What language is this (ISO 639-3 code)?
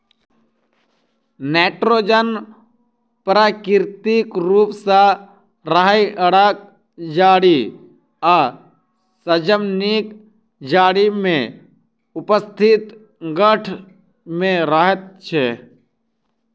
mai